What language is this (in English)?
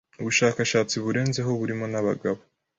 Kinyarwanda